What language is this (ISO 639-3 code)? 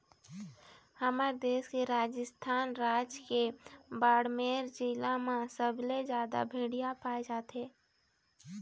hne